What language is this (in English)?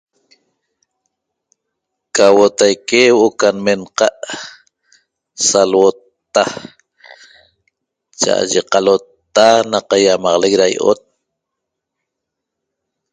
Toba